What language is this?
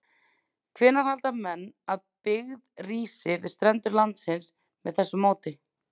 Icelandic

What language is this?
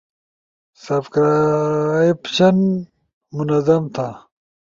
Ushojo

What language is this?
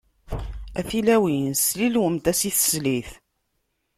Kabyle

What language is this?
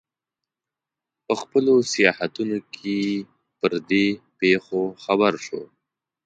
Pashto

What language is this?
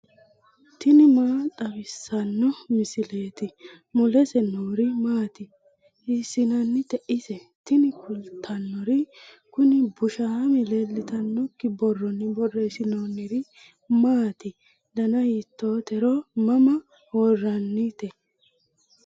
Sidamo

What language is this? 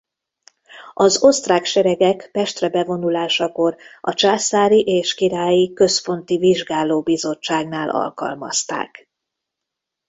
Hungarian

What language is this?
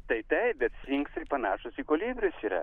Lithuanian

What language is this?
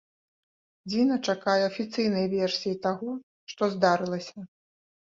Belarusian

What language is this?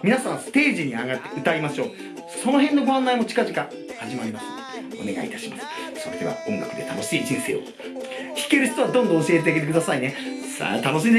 Japanese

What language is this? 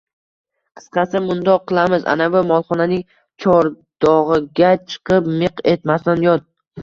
Uzbek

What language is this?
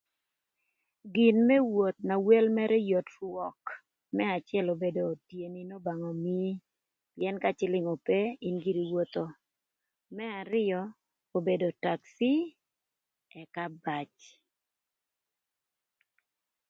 Thur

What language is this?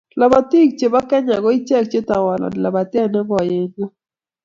Kalenjin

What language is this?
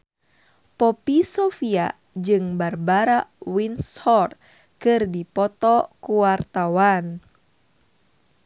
Sundanese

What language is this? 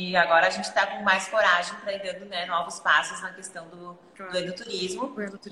Portuguese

